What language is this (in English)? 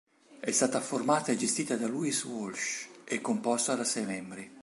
Italian